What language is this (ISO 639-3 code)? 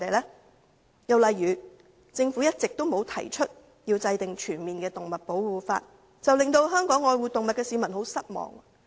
yue